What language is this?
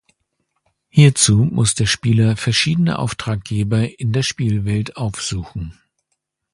German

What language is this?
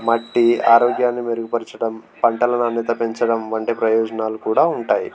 Telugu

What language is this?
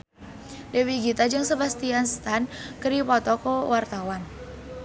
Sundanese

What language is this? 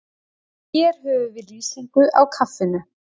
Icelandic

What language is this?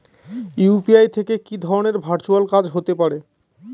Bangla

